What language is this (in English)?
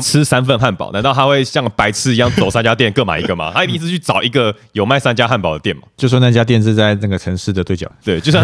Chinese